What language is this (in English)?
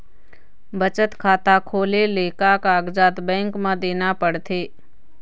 Chhattisgarhi